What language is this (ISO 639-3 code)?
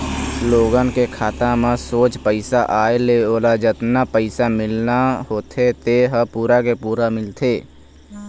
hne